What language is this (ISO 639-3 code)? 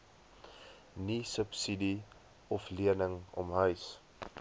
afr